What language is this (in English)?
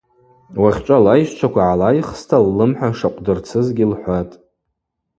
Abaza